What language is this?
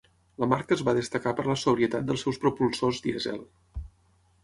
Catalan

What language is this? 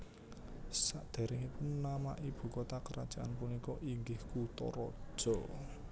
Javanese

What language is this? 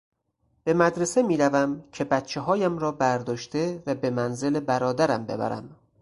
Persian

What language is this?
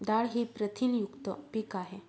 Marathi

